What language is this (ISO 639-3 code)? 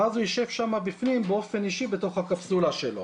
heb